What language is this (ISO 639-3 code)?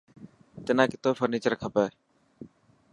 mki